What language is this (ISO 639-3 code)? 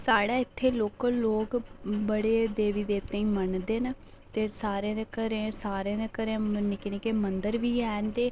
doi